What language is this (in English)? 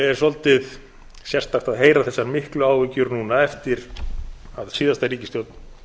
Icelandic